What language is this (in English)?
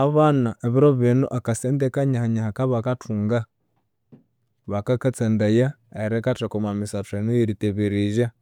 Konzo